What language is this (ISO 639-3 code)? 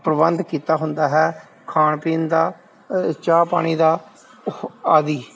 pan